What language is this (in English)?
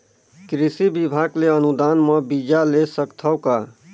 Chhattisgarhi